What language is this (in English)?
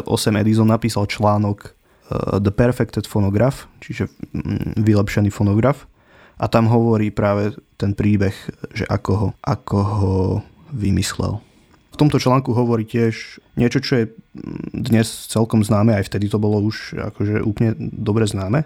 Slovak